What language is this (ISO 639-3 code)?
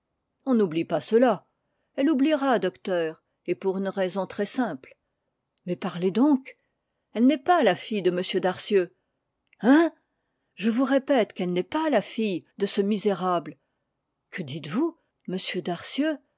fra